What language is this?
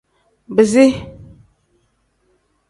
Tem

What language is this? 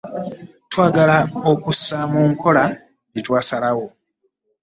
Ganda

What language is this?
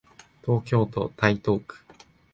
Japanese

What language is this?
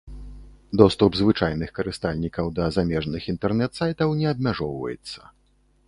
Belarusian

